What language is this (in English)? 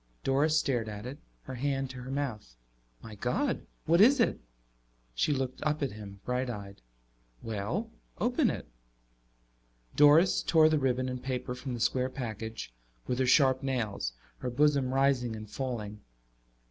English